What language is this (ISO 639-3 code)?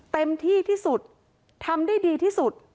tha